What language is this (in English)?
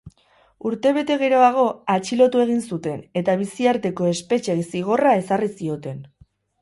Basque